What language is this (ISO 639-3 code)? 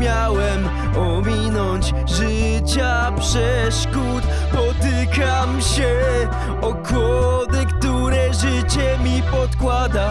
pol